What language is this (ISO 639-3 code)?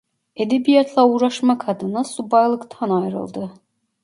tur